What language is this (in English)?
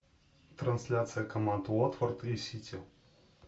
Russian